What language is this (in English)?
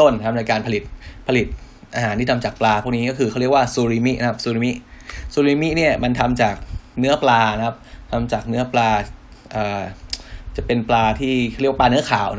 Thai